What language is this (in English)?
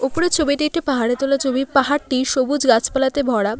Bangla